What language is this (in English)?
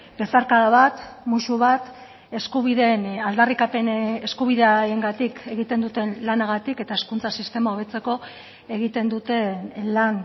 Basque